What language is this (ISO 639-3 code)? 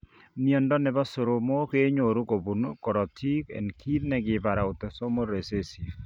kln